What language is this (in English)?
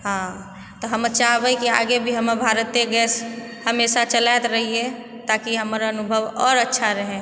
Maithili